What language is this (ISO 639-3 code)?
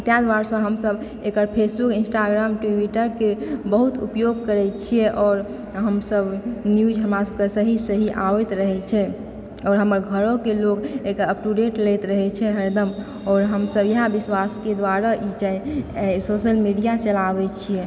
mai